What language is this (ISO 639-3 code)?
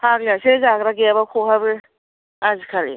brx